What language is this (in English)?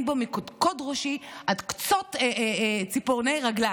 Hebrew